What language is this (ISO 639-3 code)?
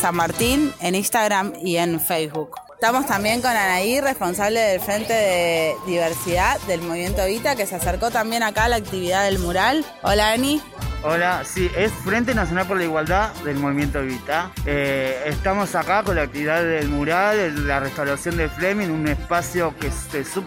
spa